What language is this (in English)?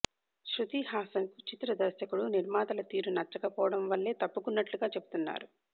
Telugu